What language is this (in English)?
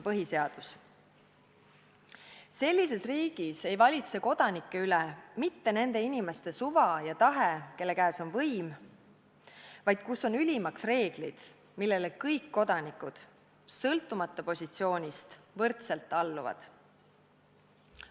Estonian